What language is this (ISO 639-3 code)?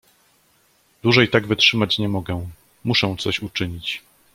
pol